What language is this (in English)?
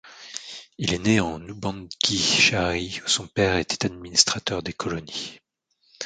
French